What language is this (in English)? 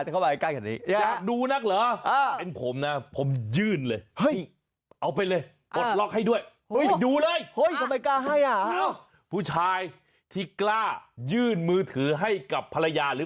Thai